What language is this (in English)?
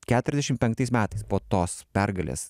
Lithuanian